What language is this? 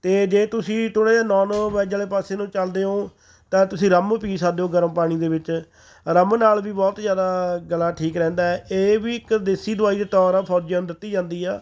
Punjabi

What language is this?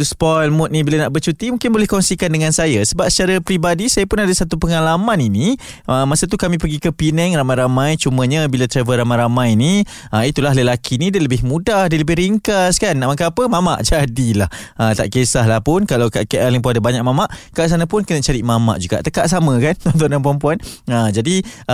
Malay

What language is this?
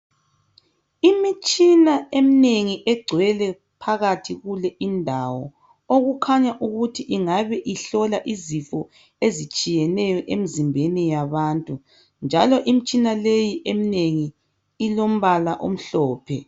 North Ndebele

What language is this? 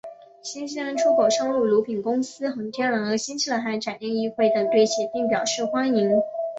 Chinese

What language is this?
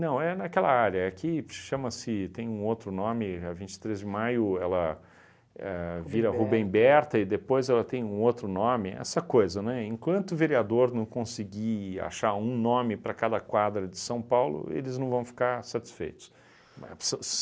Portuguese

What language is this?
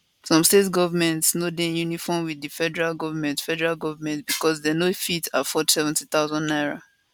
Nigerian Pidgin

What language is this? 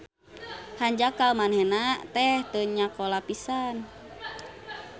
Sundanese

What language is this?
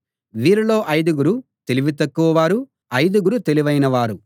Telugu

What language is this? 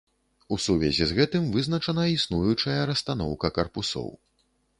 Belarusian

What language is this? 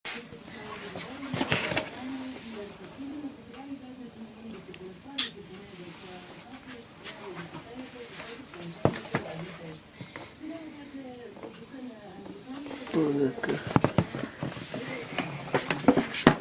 Bulgarian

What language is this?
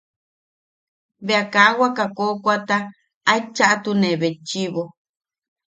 Yaqui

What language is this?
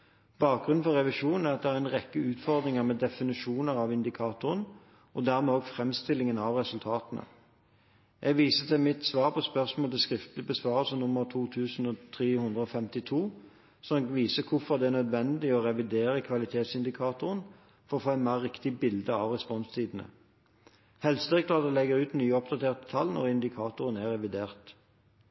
Norwegian Bokmål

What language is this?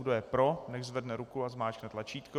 Czech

